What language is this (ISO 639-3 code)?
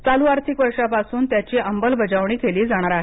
mar